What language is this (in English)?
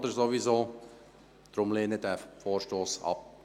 Swiss German